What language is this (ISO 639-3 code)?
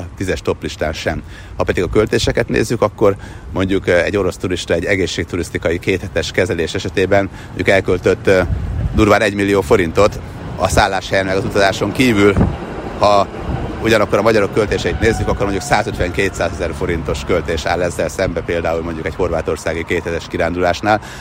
hun